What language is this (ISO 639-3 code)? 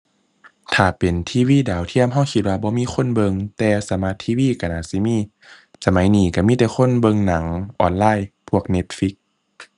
tha